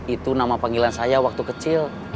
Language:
Indonesian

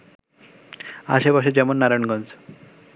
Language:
Bangla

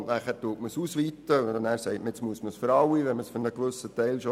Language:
Swiss German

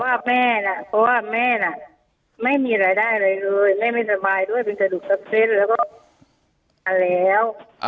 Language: Thai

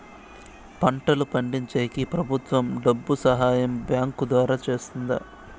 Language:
Telugu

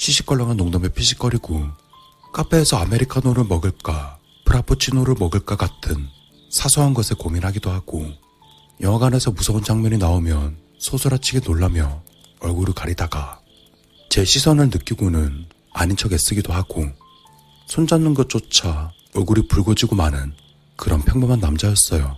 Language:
Korean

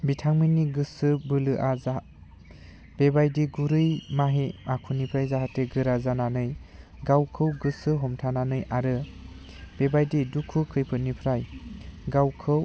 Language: Bodo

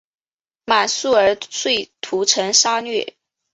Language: Chinese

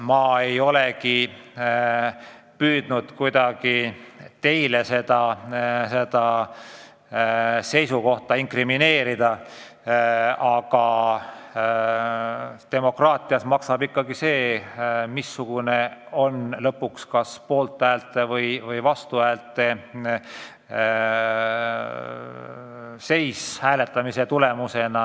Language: Estonian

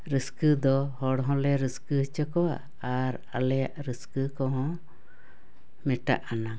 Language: Santali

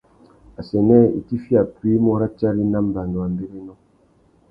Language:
Tuki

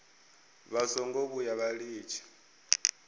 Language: Venda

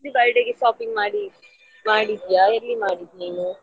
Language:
Kannada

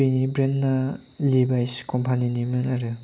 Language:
Bodo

